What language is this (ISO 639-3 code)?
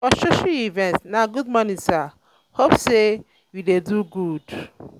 pcm